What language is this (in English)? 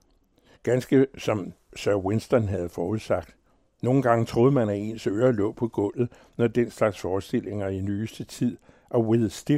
Danish